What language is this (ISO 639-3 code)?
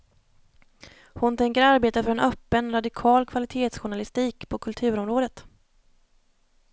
swe